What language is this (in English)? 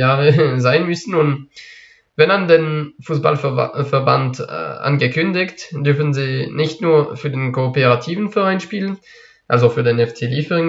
German